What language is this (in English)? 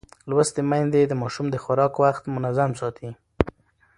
Pashto